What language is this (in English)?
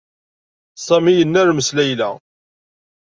Kabyle